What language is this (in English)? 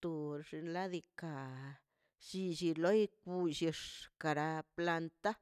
Mazaltepec Zapotec